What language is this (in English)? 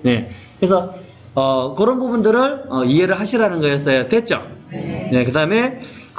Korean